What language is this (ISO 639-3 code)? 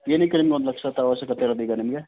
kan